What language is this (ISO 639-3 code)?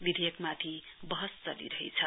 nep